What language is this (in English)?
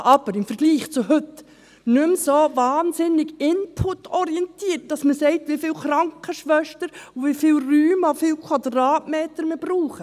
Swiss German